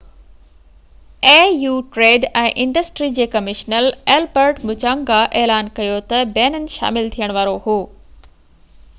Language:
Sindhi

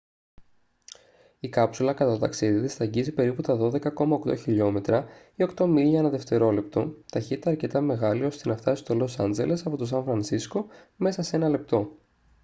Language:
Greek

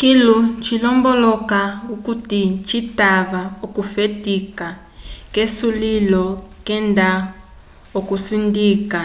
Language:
Umbundu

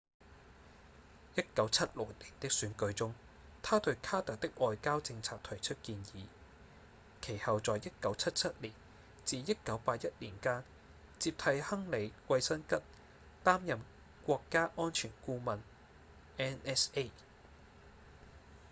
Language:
Cantonese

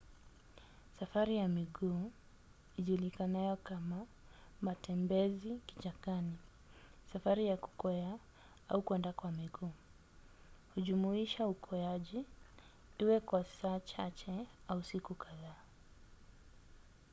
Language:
Swahili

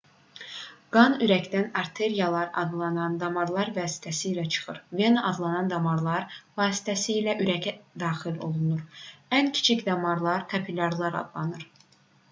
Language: Azerbaijani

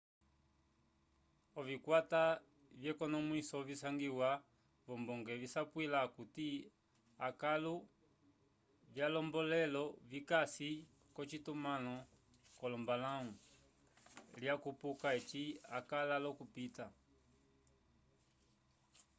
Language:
Umbundu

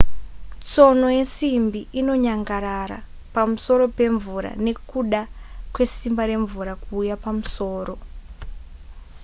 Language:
Shona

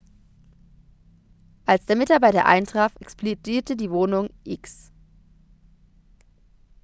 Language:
German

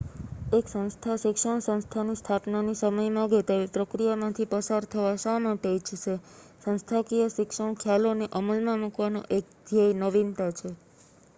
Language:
Gujarati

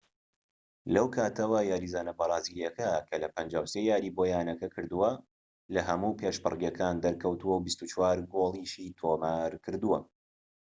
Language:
Central Kurdish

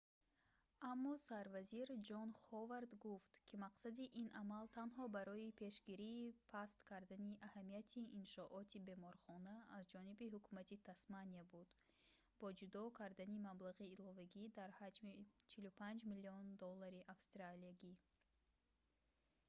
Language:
Tajik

